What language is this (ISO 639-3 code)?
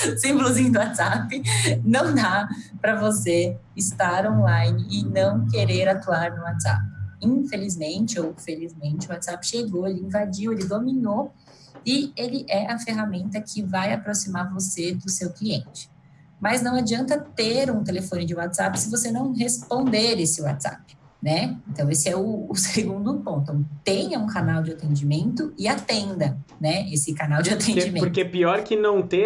por